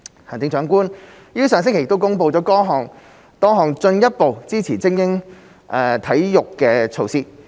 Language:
Cantonese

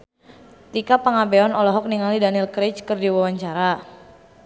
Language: Sundanese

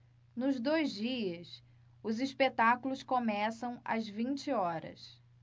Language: Portuguese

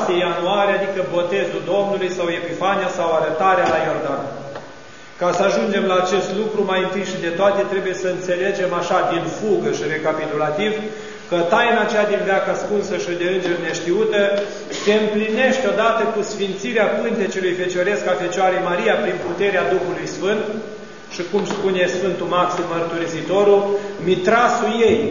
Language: Romanian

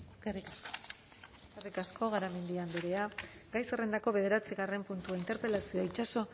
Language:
Basque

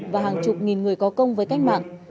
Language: Vietnamese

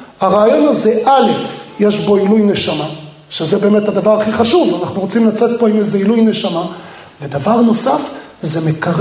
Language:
Hebrew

